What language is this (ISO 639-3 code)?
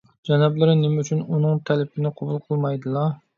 uig